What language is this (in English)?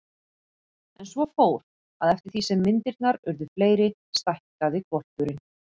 Icelandic